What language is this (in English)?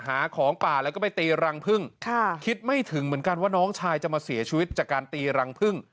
Thai